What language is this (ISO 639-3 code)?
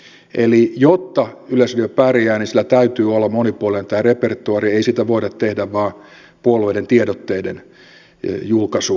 fin